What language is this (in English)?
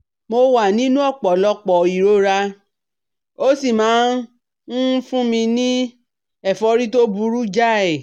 Yoruba